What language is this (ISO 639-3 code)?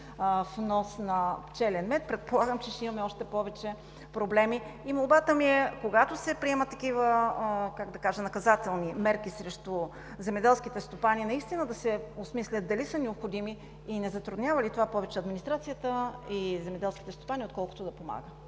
bul